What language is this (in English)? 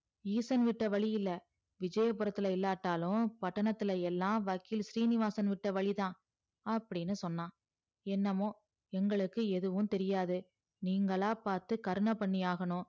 Tamil